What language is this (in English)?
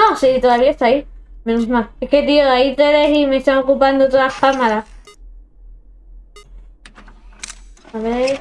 Spanish